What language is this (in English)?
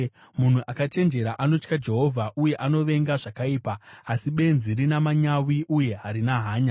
Shona